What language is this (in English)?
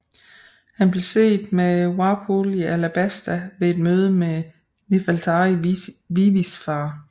Danish